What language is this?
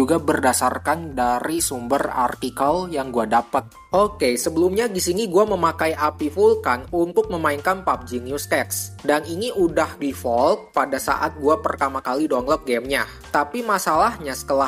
Indonesian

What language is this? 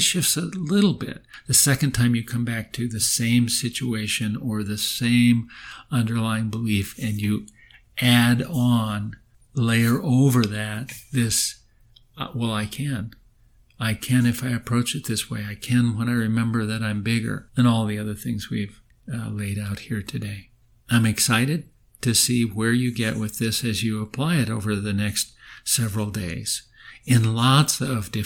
English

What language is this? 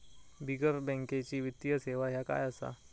Marathi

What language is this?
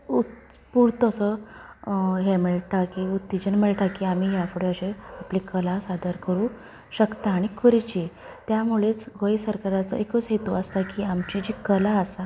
Konkani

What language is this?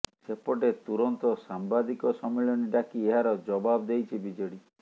Odia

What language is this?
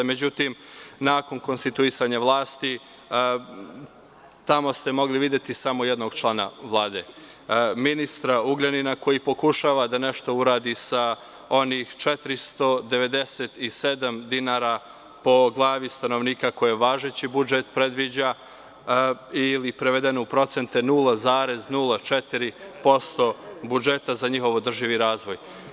Serbian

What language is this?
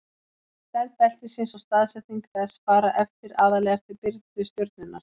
Icelandic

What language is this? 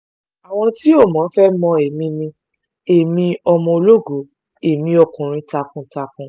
Yoruba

